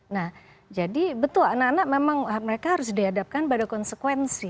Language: Indonesian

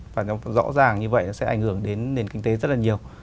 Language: Vietnamese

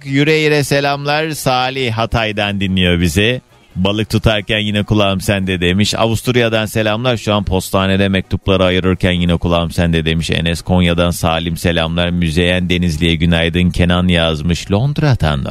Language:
Turkish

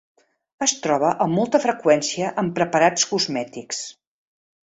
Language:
Catalan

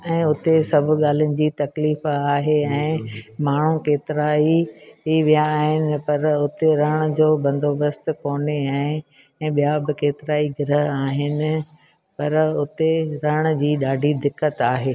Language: Sindhi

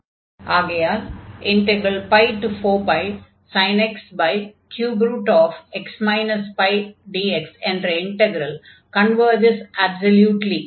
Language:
Tamil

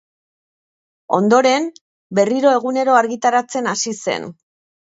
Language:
Basque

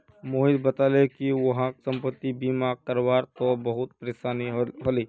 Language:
Magahi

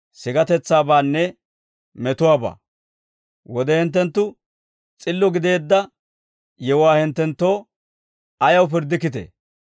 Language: Dawro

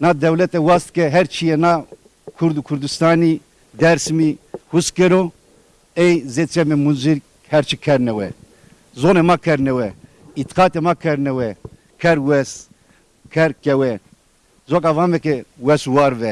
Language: Turkish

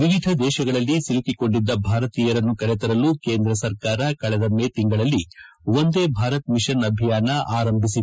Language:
Kannada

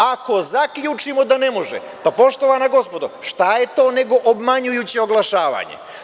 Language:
Serbian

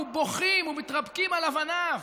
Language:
Hebrew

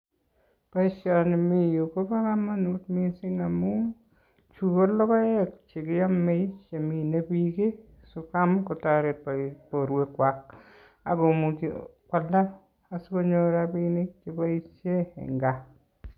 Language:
Kalenjin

